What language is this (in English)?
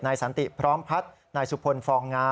Thai